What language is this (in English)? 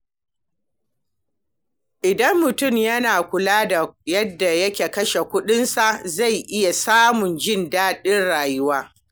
Hausa